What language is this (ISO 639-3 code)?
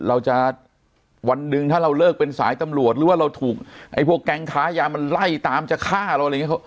tha